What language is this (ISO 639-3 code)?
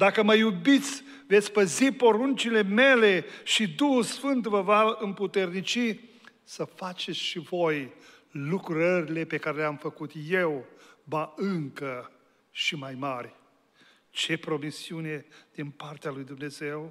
ron